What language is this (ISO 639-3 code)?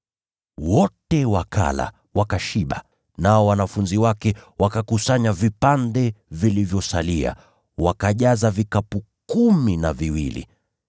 swa